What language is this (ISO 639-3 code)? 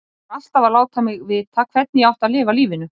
isl